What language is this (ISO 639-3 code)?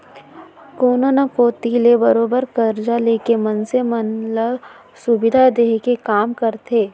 hne